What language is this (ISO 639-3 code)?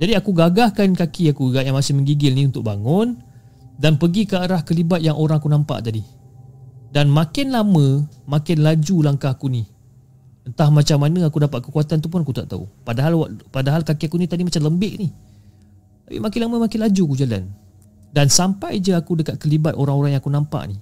msa